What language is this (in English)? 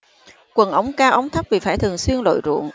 Vietnamese